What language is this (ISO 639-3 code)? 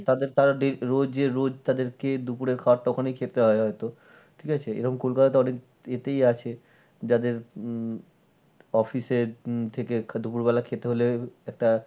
ben